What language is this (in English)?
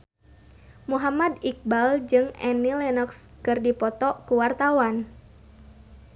Sundanese